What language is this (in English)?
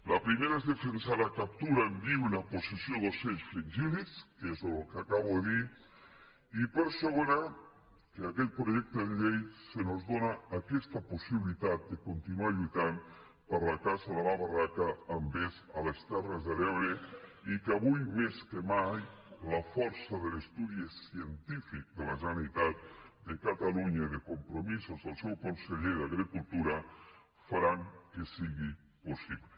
Catalan